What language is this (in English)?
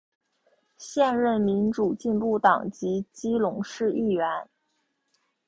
Chinese